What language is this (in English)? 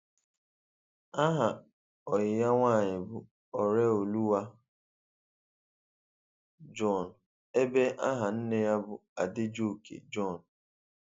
Igbo